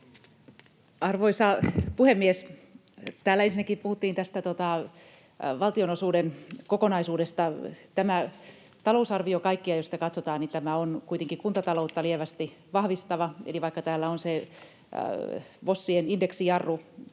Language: Finnish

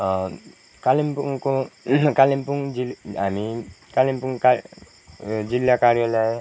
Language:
Nepali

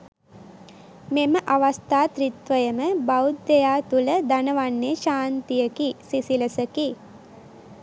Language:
Sinhala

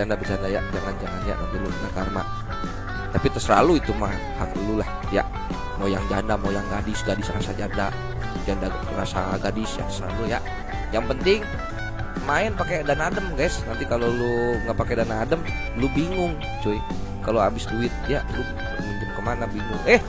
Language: Indonesian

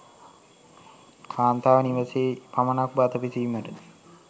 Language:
Sinhala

